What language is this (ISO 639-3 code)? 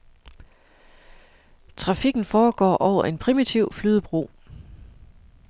dan